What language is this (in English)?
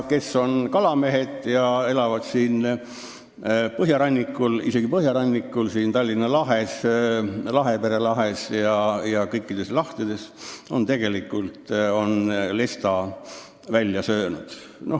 Estonian